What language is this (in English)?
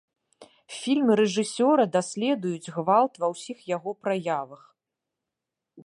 Belarusian